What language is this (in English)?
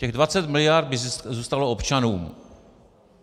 Czech